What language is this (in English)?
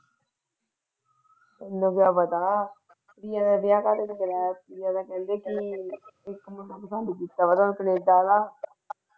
Punjabi